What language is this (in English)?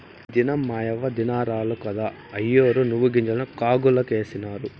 Telugu